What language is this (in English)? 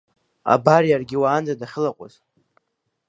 Abkhazian